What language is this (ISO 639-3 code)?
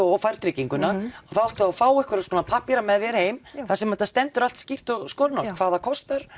isl